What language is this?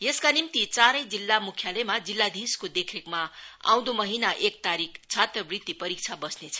Nepali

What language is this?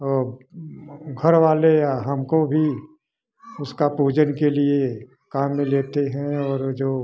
Hindi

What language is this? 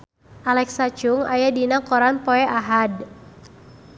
Sundanese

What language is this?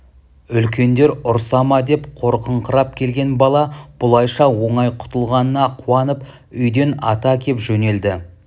Kazakh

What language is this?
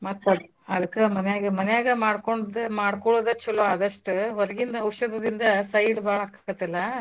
Kannada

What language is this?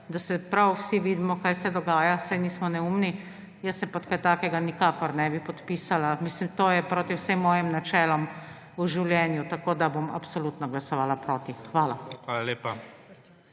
Slovenian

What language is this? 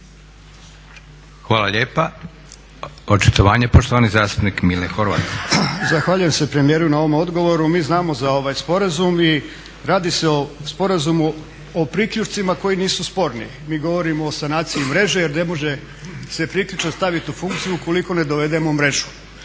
Croatian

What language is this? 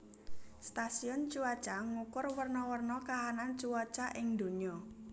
Javanese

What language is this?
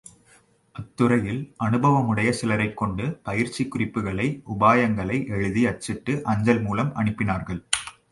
Tamil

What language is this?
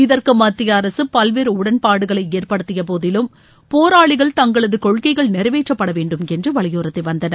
Tamil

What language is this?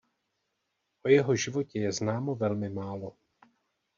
Czech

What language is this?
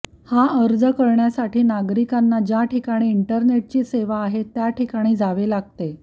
Marathi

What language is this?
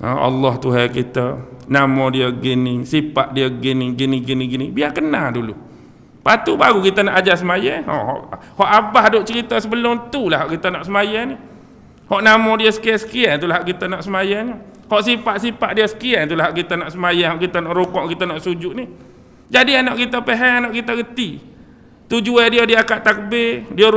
Malay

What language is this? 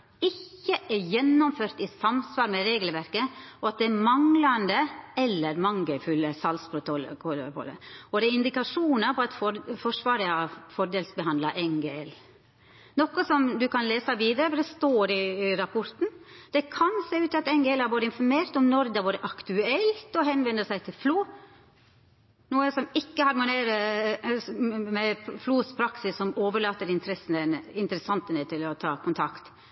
Norwegian Nynorsk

